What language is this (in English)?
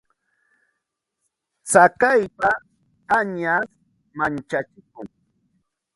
Santa Ana de Tusi Pasco Quechua